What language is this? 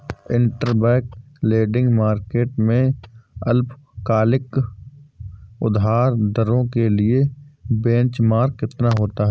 Hindi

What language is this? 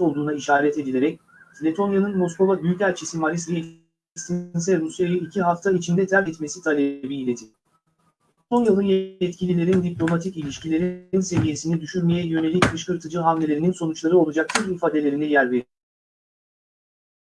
Turkish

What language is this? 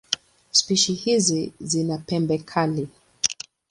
Swahili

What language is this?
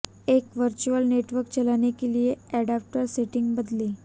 Hindi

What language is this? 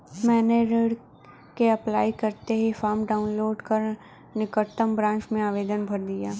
Hindi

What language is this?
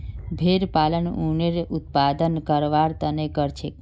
Magahi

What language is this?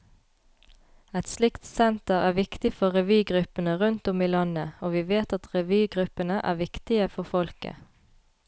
Norwegian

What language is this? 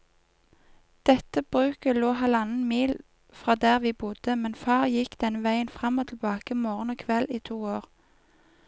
Norwegian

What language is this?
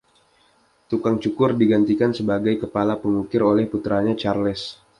Indonesian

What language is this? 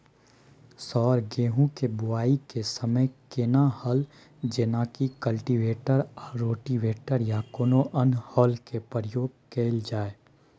Maithili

